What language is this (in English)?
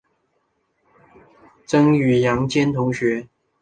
Chinese